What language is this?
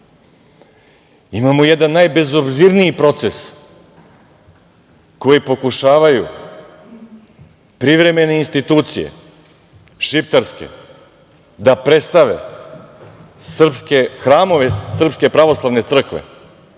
Serbian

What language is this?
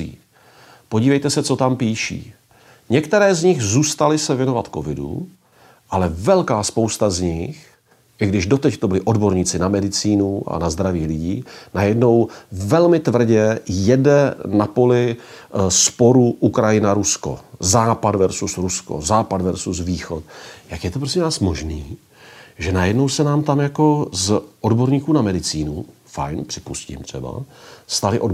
Czech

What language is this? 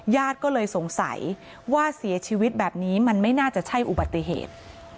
Thai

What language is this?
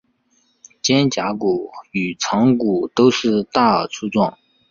Chinese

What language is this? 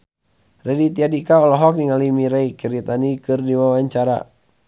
Sundanese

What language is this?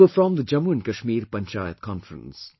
English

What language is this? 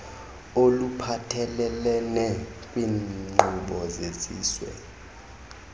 Xhosa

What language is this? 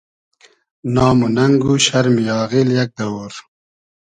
Hazaragi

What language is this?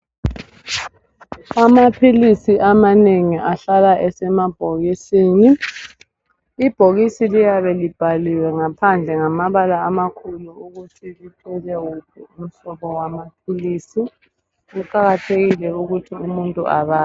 North Ndebele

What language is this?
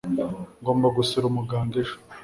Kinyarwanda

